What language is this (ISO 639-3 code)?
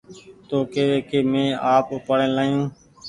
gig